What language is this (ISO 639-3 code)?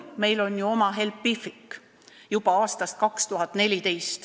est